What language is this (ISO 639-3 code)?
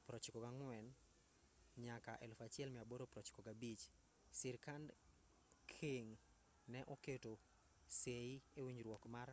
luo